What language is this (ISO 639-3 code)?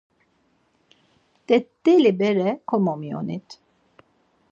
lzz